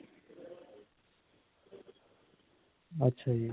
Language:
Punjabi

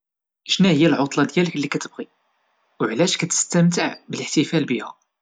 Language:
Moroccan Arabic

